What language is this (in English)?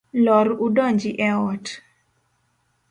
Luo (Kenya and Tanzania)